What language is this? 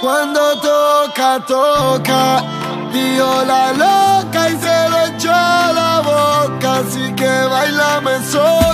Romanian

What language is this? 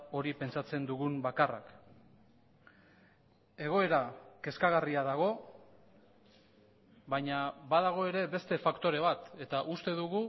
Basque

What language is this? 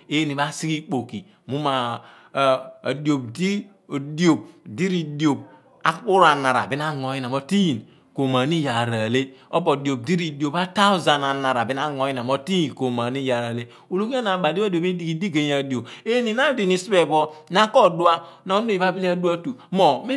Abua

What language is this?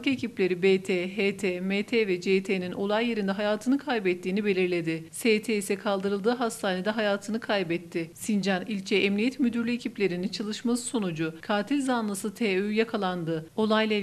Turkish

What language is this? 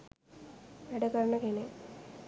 Sinhala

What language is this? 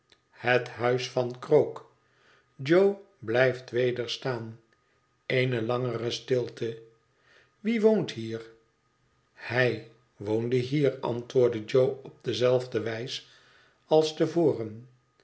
Dutch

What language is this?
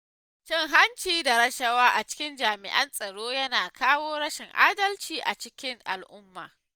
Hausa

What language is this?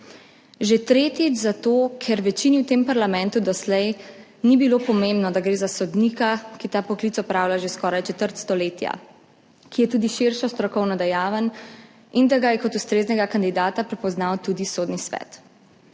Slovenian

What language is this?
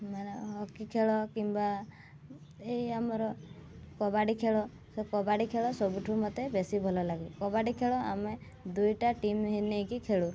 Odia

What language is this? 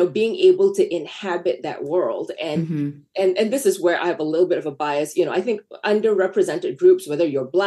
English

